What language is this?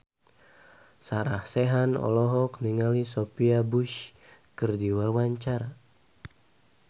Sundanese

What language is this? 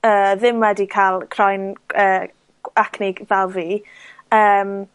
Welsh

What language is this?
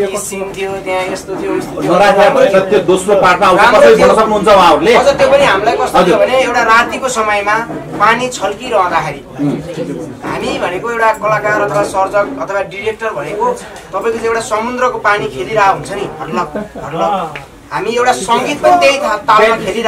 Arabic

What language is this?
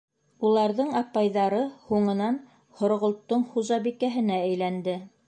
Bashkir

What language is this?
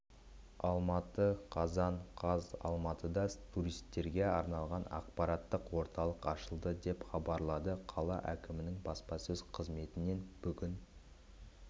Kazakh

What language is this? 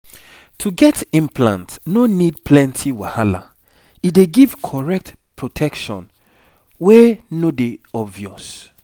Nigerian Pidgin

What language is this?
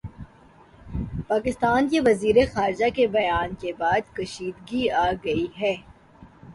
Urdu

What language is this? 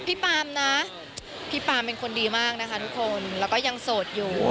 Thai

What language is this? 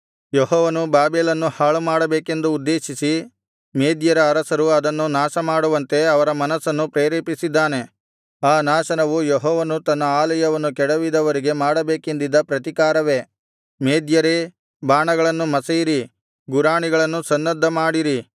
Kannada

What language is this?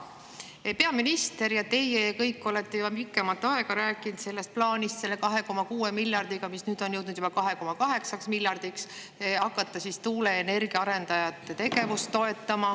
Estonian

